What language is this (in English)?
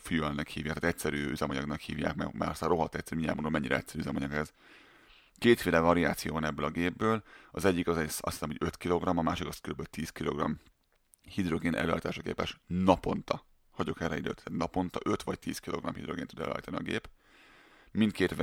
Hungarian